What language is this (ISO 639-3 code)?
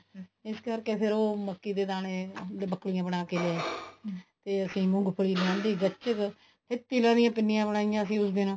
pan